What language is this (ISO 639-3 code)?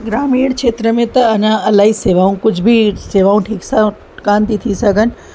snd